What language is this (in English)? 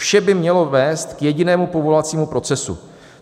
Czech